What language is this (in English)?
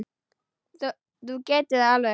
Icelandic